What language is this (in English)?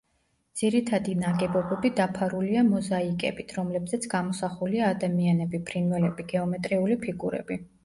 Georgian